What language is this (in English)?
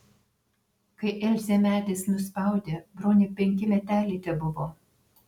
Lithuanian